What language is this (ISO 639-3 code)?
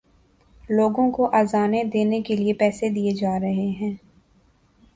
urd